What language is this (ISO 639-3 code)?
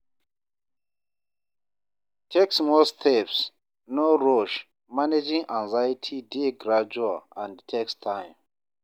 pcm